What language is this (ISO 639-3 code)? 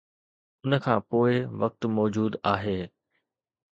snd